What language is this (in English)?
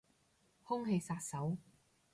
Cantonese